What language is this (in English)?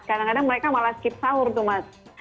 Indonesian